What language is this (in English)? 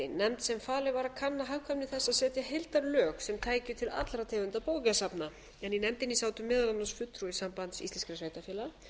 Icelandic